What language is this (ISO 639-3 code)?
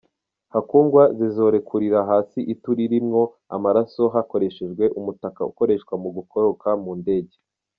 kin